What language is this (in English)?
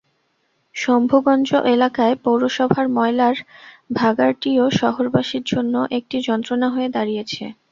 Bangla